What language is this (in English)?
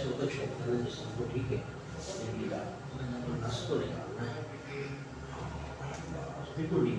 Urdu